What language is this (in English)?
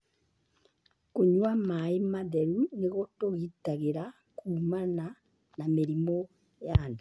Kikuyu